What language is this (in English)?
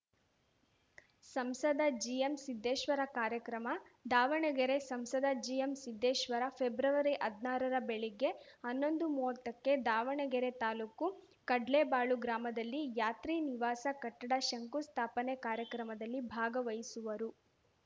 Kannada